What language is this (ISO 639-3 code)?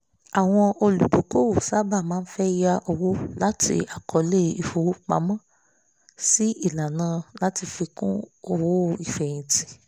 yor